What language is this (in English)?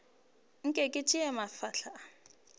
Northern Sotho